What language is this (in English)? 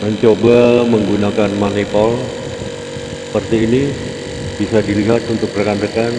Indonesian